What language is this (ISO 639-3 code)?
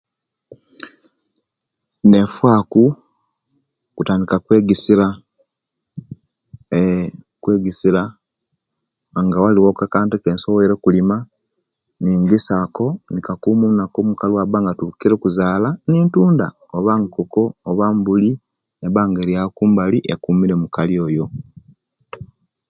lke